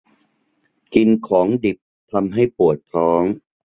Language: Thai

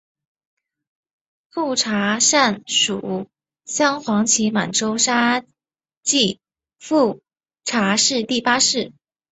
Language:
Chinese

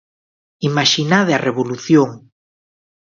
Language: Galician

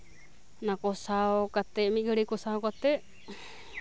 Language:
Santali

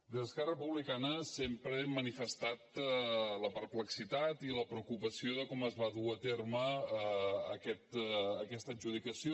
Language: Catalan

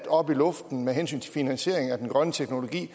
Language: Danish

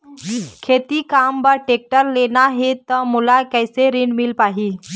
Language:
Chhattisgarhi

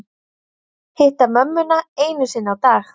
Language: Icelandic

